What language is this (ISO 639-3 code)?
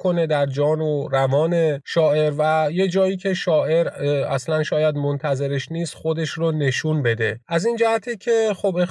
fas